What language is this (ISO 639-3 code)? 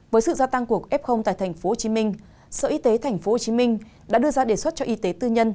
vie